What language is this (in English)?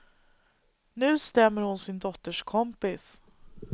Swedish